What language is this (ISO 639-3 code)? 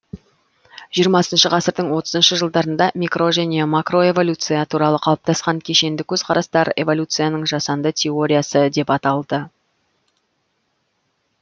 kaz